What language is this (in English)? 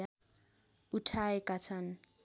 Nepali